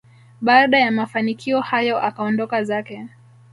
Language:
Swahili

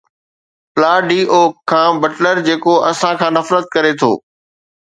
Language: Sindhi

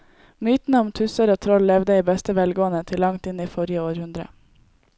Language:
Norwegian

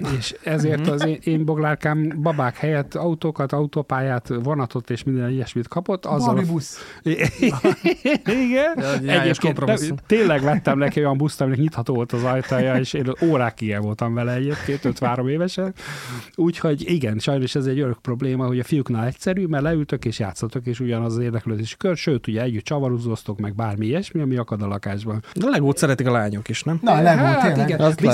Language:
Hungarian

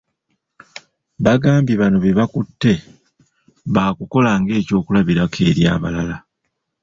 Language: Ganda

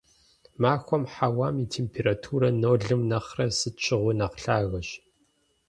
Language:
Kabardian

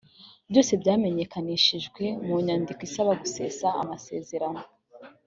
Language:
Kinyarwanda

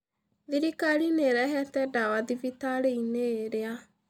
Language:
Kikuyu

